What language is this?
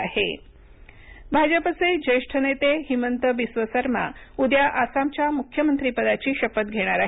Marathi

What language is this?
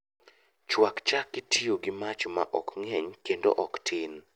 Luo (Kenya and Tanzania)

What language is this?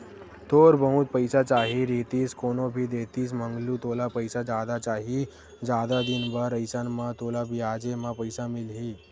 Chhattisgarhi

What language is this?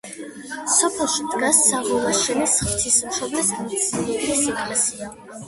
Georgian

